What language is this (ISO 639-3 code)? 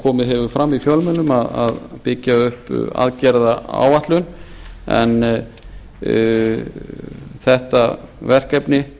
isl